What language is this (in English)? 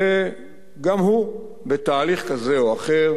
Hebrew